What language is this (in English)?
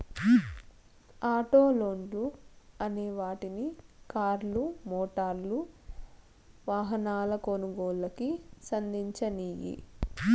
Telugu